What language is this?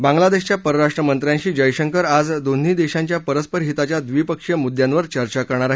Marathi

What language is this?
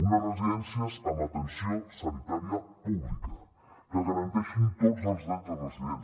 Catalan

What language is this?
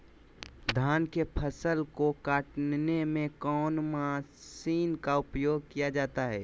Magahi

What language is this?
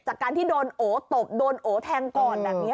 Thai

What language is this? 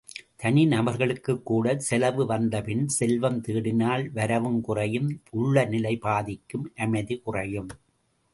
Tamil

